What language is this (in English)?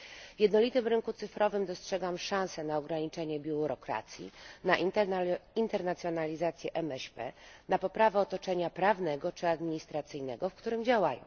Polish